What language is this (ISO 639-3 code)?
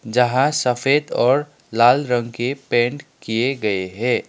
hin